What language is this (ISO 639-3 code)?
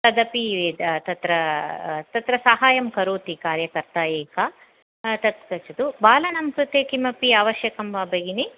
san